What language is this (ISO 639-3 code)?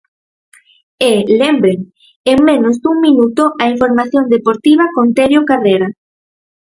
glg